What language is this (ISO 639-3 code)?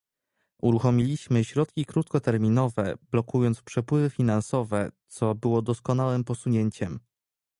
pol